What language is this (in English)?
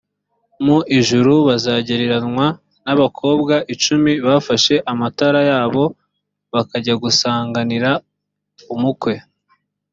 Kinyarwanda